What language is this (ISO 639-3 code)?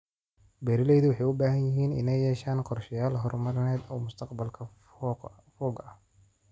som